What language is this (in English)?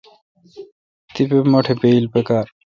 Kalkoti